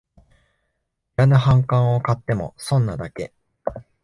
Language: Japanese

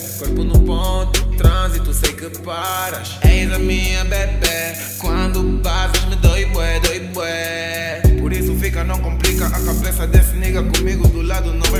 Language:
Arabic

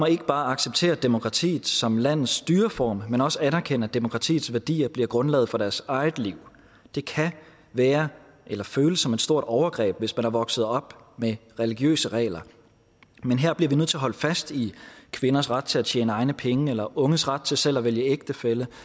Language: Danish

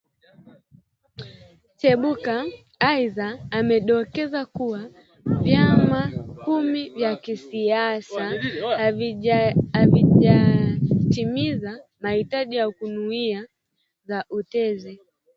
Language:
Swahili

